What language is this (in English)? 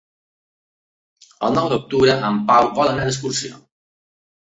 Catalan